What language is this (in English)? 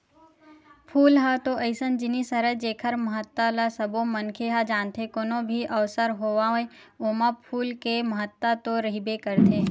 Chhattisgarhi